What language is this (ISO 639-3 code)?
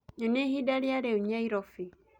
kik